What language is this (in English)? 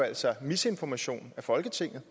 Danish